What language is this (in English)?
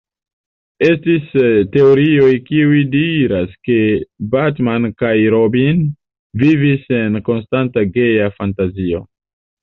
Esperanto